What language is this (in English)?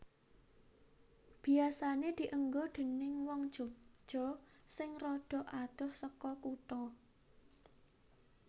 Javanese